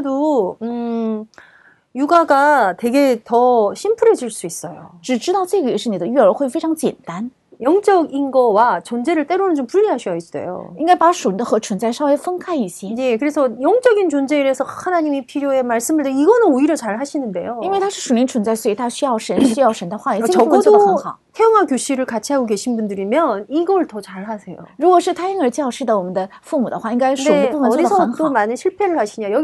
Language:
Korean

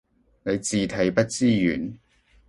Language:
Cantonese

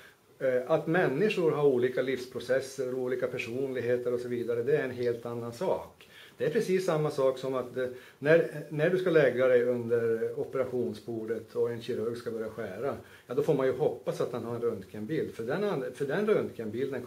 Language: Swedish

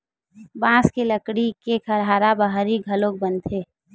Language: Chhattisgarhi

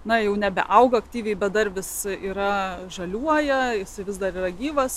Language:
Lithuanian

